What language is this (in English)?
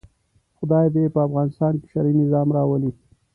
Pashto